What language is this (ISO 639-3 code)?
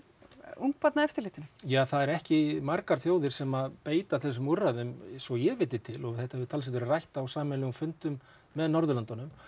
isl